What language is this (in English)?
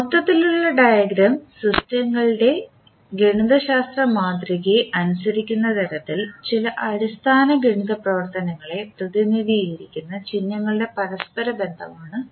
Malayalam